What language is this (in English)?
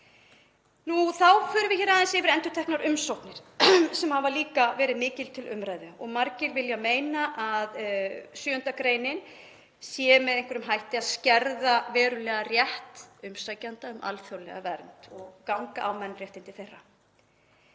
Icelandic